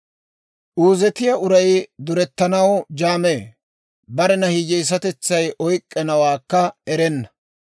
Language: Dawro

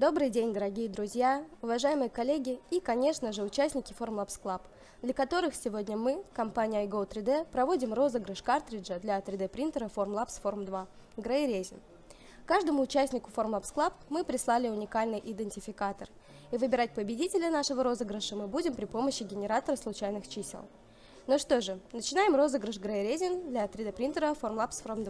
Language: Russian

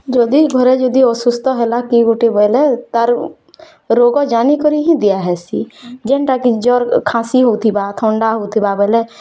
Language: Odia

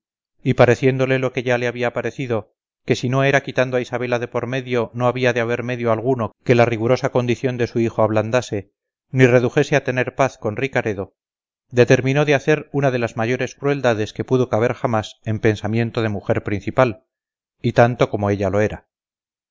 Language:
Spanish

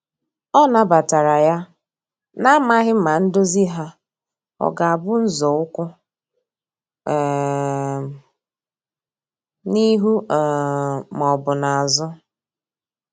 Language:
Igbo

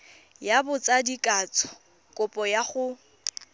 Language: Tswana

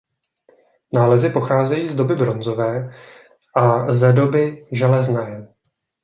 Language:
Czech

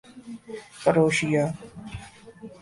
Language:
Urdu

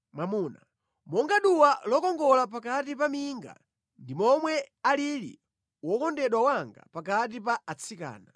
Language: Nyanja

